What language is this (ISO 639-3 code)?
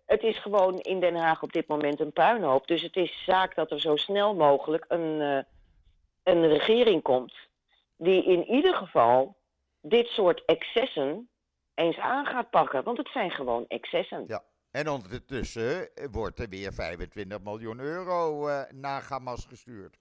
nld